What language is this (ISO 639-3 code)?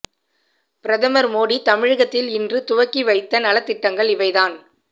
tam